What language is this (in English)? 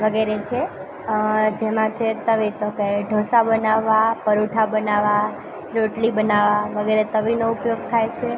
Gujarati